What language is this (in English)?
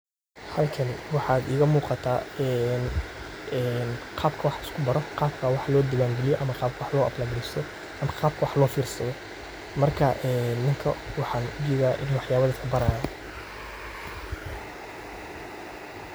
Somali